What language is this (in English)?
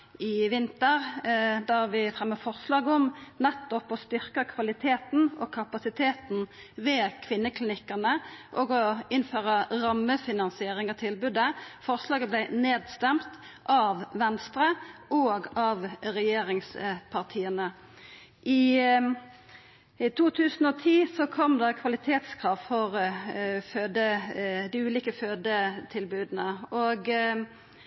Norwegian Nynorsk